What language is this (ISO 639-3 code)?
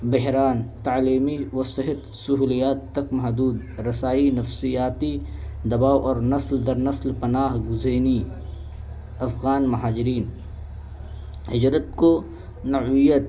urd